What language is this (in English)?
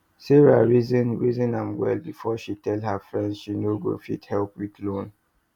Nigerian Pidgin